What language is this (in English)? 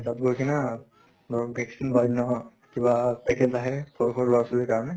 Assamese